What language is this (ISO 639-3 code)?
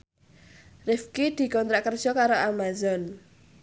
jav